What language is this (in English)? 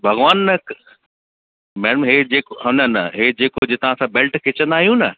Sindhi